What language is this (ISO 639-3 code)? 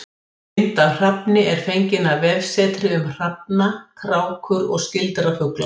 isl